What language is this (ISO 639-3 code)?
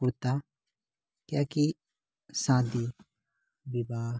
mai